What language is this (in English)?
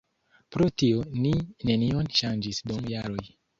Esperanto